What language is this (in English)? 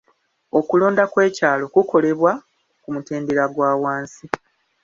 Ganda